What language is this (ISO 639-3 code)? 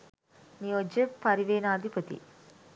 sin